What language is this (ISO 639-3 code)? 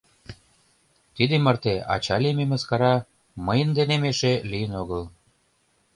chm